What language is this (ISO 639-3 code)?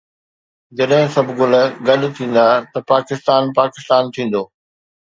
snd